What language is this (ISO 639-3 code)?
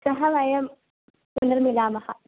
san